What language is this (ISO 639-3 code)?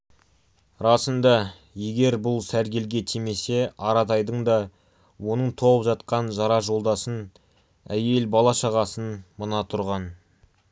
kaz